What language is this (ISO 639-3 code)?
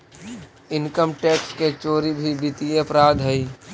mag